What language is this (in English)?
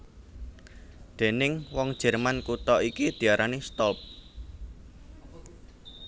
Javanese